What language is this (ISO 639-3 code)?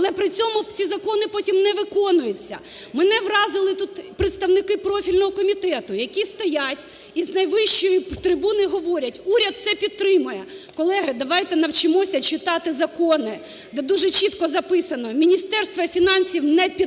ukr